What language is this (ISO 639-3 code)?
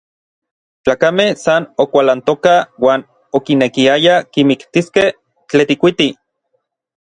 nlv